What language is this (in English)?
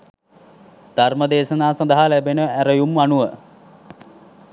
Sinhala